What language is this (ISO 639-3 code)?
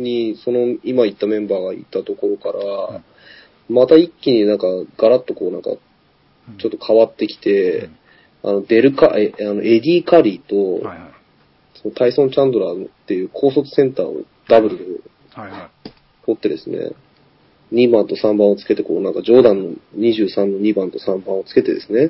jpn